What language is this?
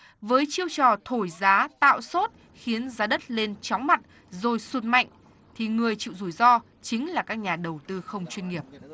Vietnamese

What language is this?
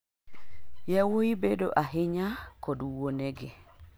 Luo (Kenya and Tanzania)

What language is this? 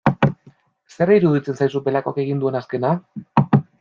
Basque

